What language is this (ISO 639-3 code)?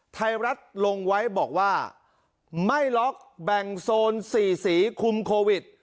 tha